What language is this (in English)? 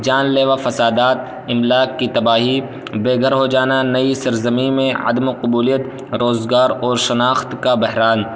Urdu